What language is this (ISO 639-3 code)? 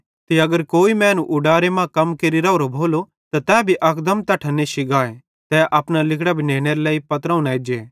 bhd